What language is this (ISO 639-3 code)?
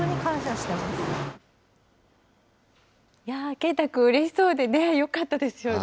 jpn